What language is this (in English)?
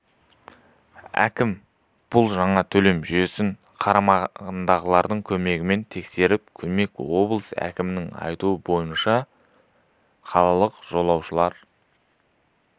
Kazakh